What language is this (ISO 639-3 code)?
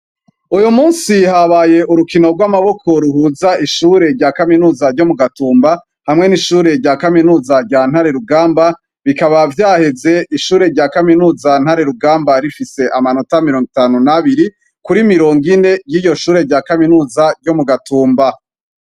run